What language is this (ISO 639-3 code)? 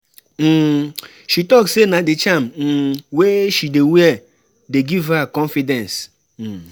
pcm